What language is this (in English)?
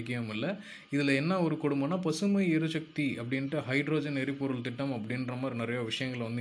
Tamil